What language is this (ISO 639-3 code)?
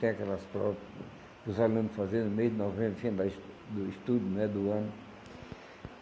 por